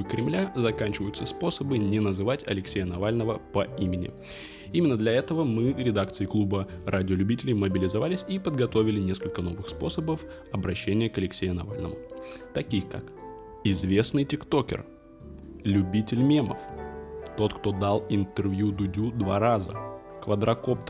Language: Russian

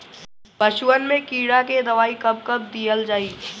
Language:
Bhojpuri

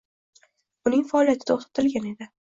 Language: Uzbek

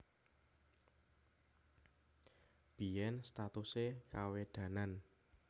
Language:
Javanese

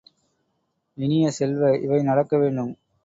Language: Tamil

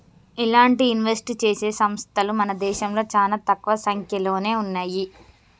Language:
Telugu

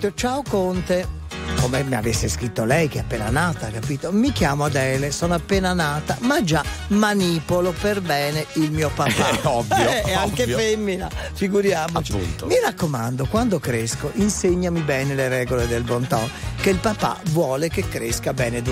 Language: Italian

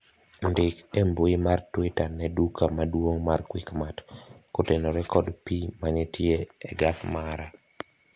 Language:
Luo (Kenya and Tanzania)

